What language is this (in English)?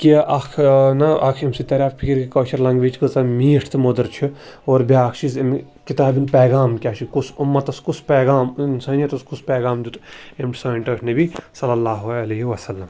Kashmiri